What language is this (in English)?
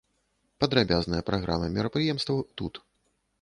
Belarusian